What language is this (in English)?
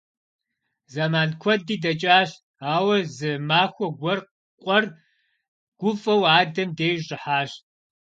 Kabardian